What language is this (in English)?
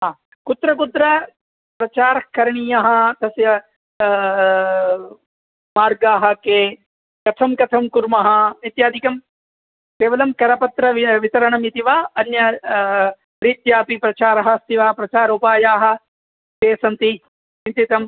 Sanskrit